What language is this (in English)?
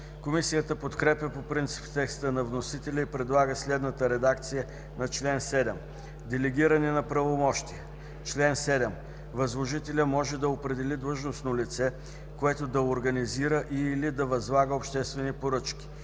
Bulgarian